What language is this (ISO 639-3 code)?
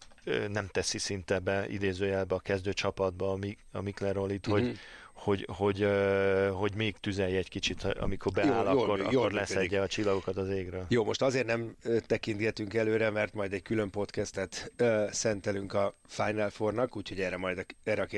hun